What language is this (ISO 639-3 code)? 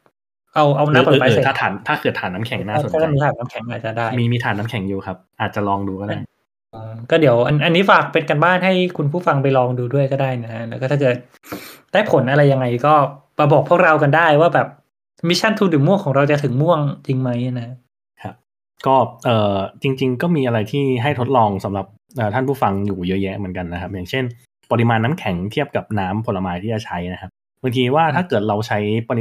tha